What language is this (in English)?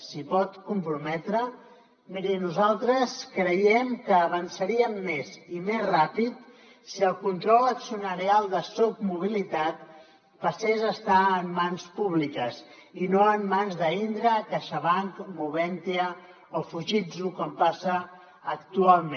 Catalan